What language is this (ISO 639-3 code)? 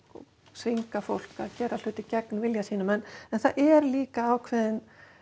isl